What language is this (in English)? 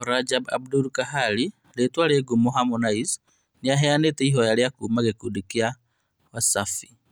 Kikuyu